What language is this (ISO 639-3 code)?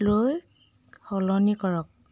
asm